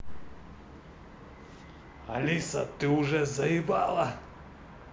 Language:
Russian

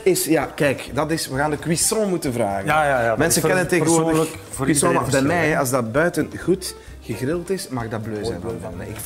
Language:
Dutch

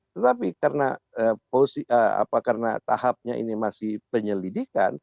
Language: Indonesian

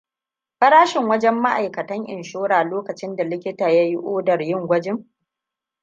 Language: Hausa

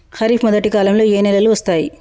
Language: Telugu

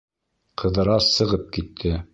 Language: Bashkir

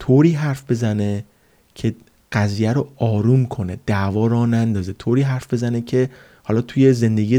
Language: Persian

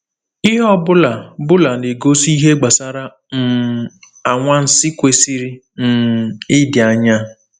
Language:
Igbo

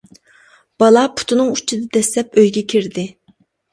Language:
Uyghur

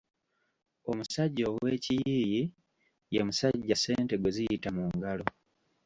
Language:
Ganda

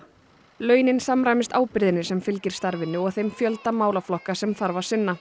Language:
Icelandic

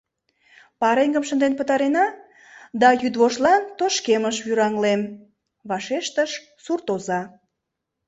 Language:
Mari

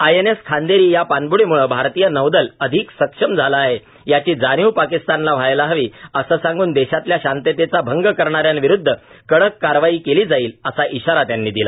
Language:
Marathi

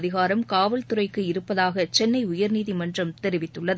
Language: Tamil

